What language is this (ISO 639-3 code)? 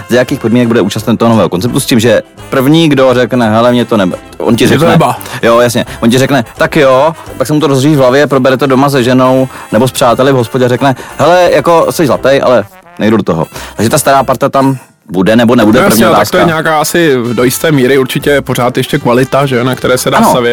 ces